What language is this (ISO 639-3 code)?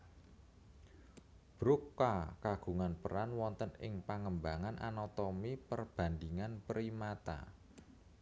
jav